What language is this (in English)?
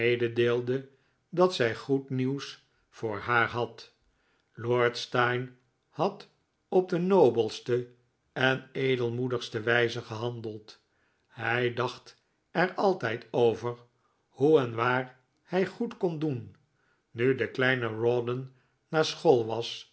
Dutch